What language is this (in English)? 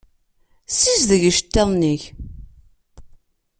Kabyle